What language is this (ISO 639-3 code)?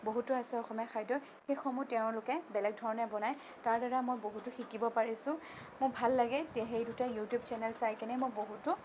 asm